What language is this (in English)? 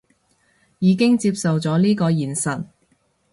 Cantonese